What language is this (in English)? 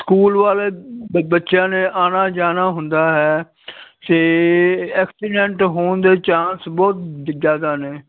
Punjabi